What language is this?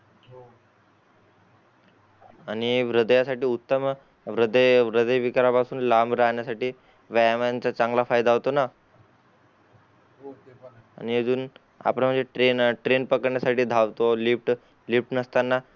Marathi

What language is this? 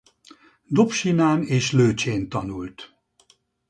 Hungarian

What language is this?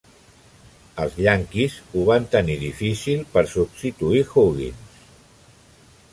Catalan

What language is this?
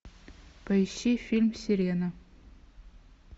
Russian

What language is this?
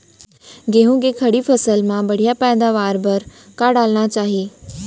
Chhattisgarhi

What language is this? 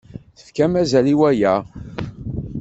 Kabyle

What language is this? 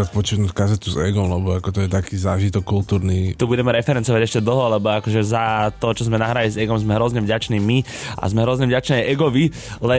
Slovak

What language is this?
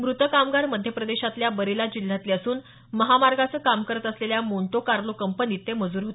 Marathi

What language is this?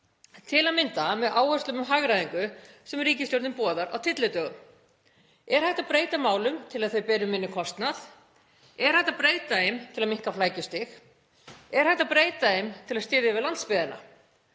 Icelandic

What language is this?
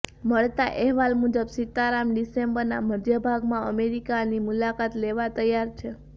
Gujarati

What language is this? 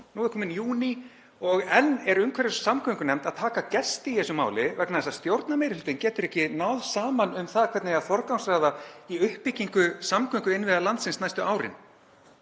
Icelandic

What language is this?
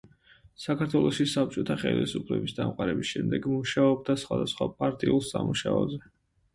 Georgian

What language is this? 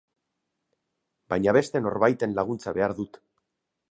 Basque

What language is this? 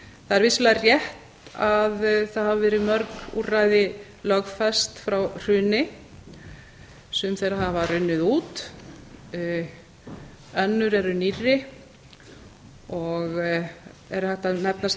Icelandic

